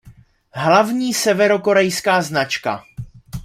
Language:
Czech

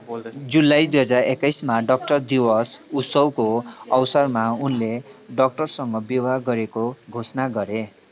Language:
Nepali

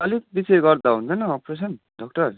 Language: Nepali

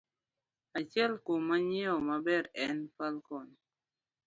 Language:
Luo (Kenya and Tanzania)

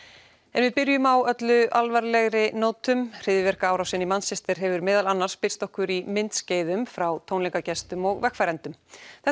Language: Icelandic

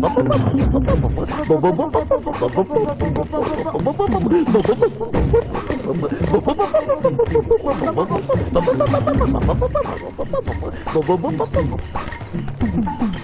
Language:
Telugu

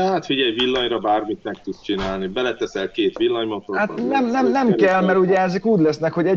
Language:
Hungarian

